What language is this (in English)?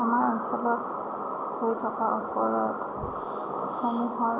Assamese